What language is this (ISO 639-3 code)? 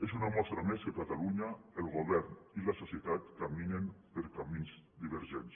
cat